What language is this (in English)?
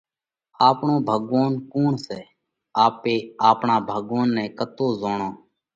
Parkari Koli